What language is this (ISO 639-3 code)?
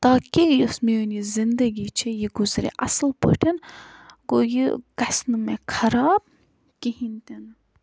kas